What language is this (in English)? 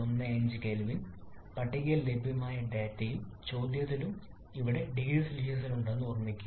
Malayalam